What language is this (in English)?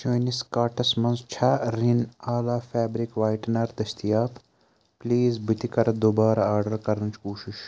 Kashmiri